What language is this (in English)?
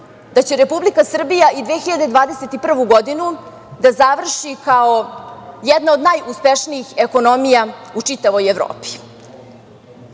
Serbian